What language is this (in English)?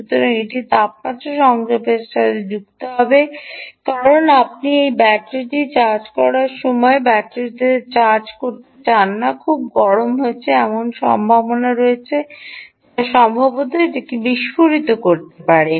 Bangla